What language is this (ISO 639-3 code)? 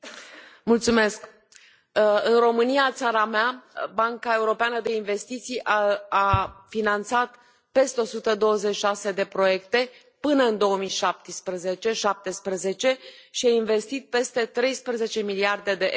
ron